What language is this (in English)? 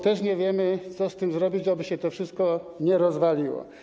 Polish